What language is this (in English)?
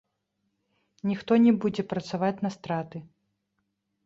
Belarusian